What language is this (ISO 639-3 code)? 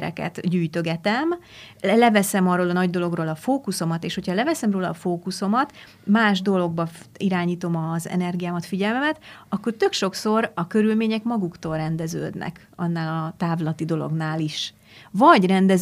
hun